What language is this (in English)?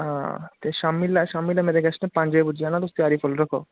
Dogri